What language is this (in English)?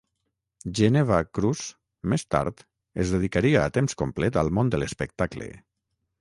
Catalan